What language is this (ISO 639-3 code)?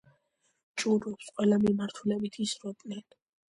kat